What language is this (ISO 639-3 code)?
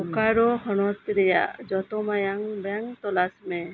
sat